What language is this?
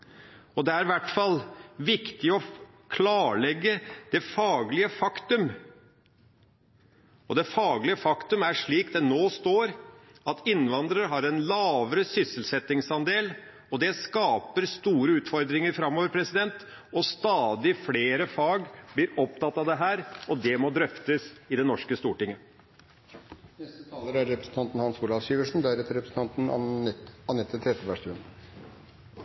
Norwegian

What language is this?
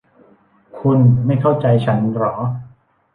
Thai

